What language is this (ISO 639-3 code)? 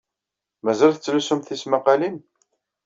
kab